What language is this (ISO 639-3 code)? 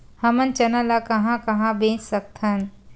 hne